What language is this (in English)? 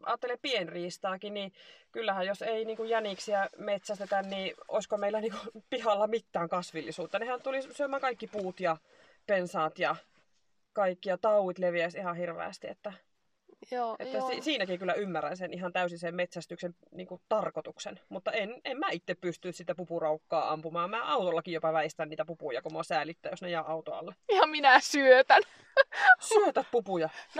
Finnish